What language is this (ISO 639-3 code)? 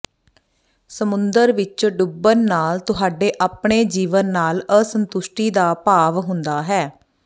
pan